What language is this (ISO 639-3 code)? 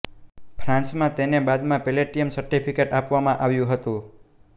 guj